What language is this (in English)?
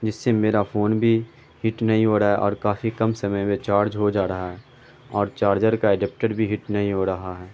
Urdu